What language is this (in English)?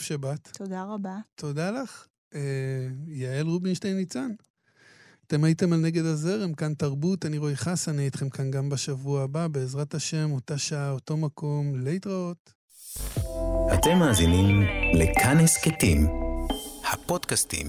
Hebrew